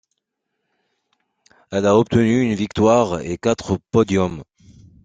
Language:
French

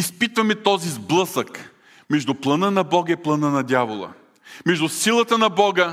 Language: Bulgarian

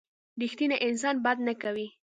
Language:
Pashto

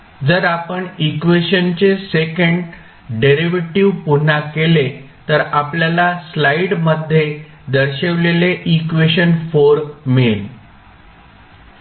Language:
Marathi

